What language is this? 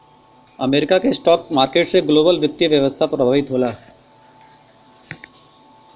Bhojpuri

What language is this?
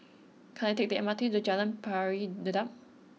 English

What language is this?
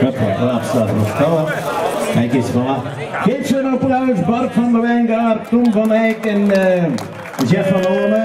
Dutch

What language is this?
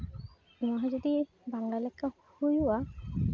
Santali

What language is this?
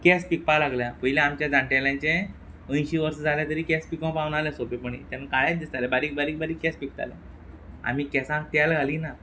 Konkani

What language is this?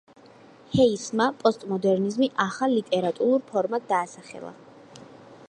Georgian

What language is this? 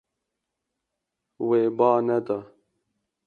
Kurdish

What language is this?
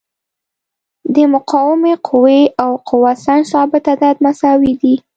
Pashto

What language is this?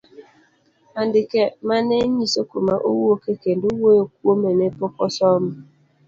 Luo (Kenya and Tanzania)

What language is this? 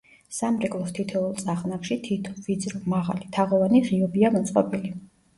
Georgian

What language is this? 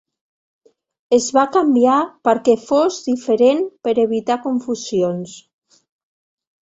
Catalan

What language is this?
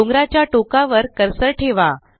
Marathi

